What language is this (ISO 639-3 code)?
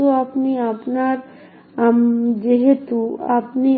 ben